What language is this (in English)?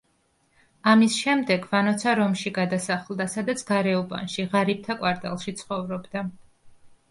Georgian